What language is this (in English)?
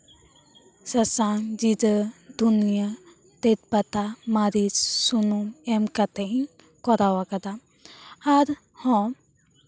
Santali